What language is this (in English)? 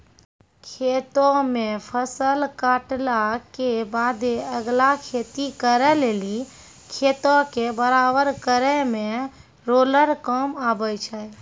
Maithili